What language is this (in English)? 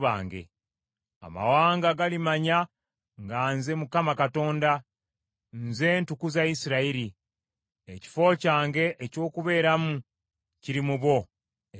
Ganda